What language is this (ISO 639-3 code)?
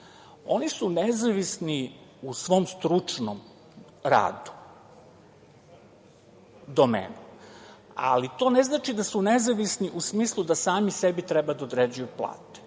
srp